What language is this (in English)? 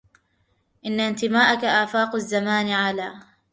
Arabic